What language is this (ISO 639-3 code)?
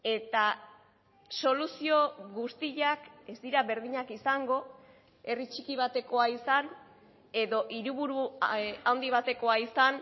eus